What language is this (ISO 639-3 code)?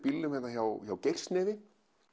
isl